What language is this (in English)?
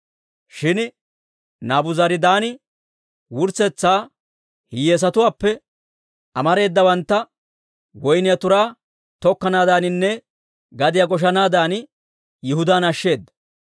Dawro